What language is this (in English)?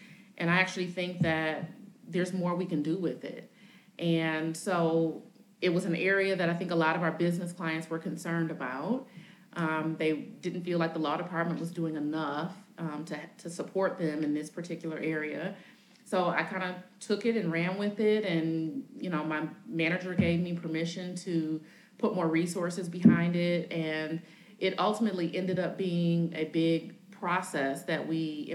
English